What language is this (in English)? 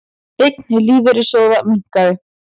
Icelandic